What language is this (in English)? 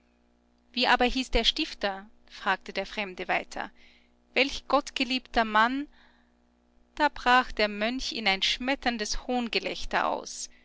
German